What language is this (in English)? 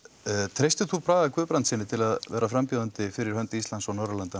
Icelandic